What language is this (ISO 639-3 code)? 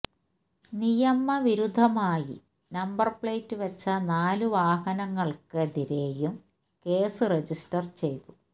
mal